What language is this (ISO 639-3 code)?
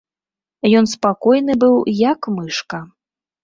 bel